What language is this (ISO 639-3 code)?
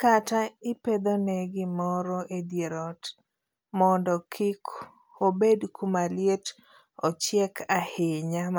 luo